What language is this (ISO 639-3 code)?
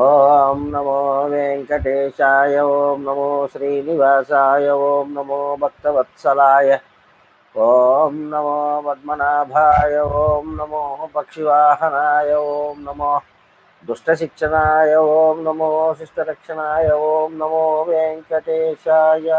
ind